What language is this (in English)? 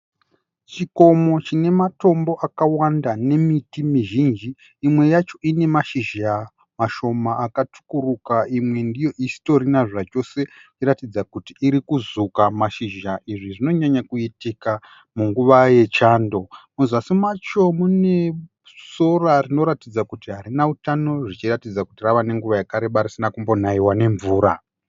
Shona